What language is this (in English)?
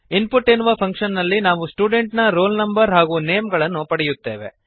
Kannada